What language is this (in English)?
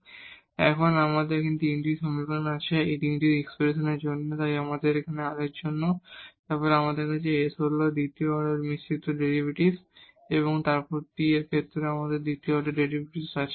Bangla